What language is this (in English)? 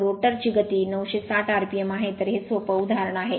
Marathi